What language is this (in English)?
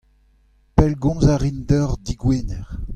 Breton